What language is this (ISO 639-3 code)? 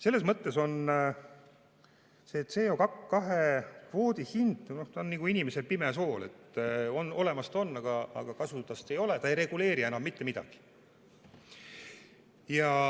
est